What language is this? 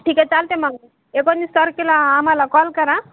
Marathi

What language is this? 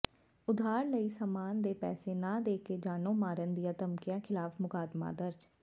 Punjabi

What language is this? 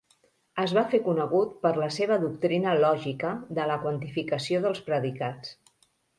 Catalan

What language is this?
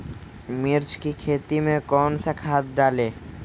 Magahi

